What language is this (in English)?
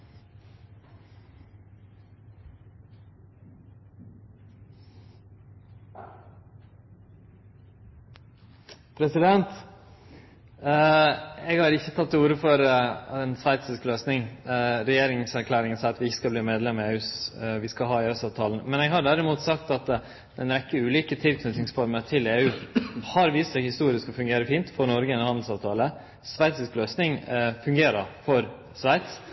Norwegian